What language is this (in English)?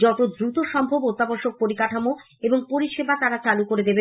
Bangla